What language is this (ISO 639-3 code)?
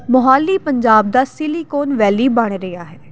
pan